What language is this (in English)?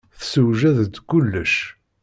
Kabyle